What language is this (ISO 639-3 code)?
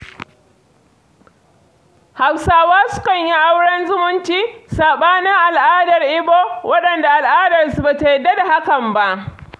hau